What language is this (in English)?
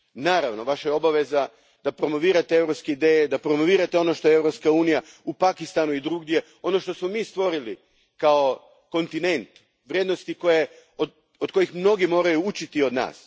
Croatian